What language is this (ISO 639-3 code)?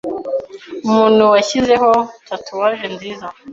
kin